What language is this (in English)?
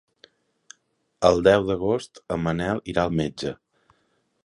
Catalan